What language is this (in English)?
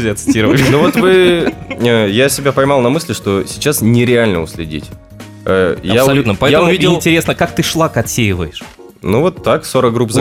Russian